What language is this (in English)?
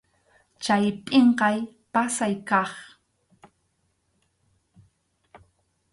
Arequipa-La Unión Quechua